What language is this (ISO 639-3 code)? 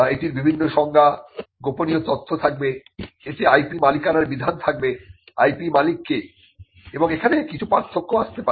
ben